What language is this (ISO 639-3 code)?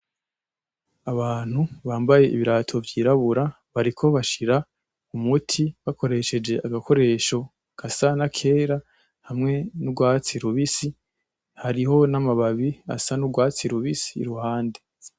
run